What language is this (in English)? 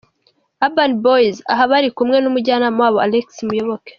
Kinyarwanda